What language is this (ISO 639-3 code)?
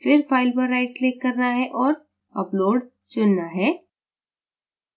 hin